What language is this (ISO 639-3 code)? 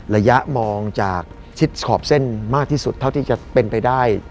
tha